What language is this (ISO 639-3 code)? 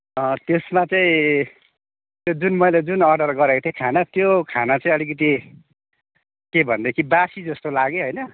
nep